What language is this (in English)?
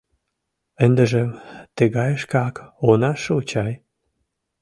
Mari